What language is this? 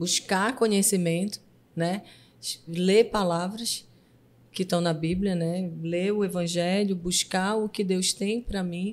Portuguese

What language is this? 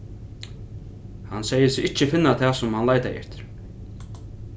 Faroese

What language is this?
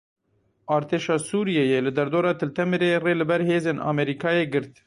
Kurdish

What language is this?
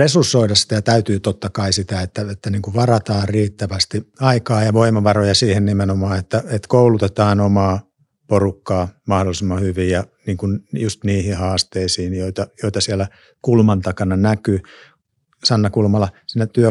Finnish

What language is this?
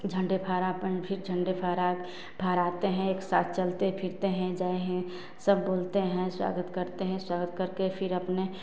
Hindi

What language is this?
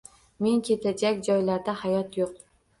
Uzbek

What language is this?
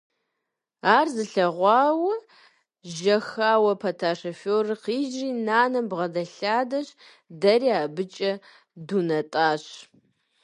Kabardian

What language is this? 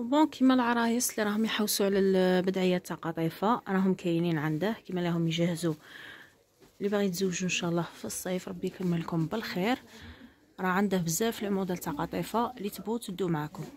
Arabic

